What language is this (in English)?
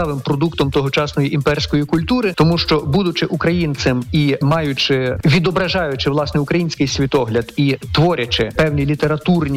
Ukrainian